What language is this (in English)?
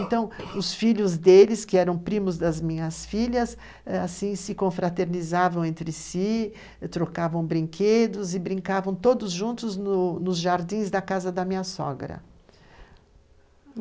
Portuguese